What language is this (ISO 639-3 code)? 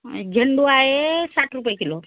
mar